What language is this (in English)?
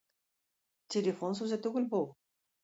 Tatar